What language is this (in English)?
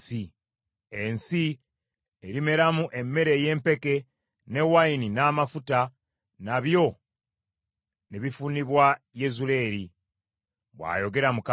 Ganda